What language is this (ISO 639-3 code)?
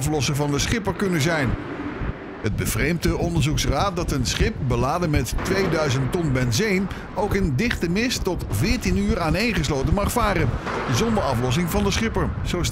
nld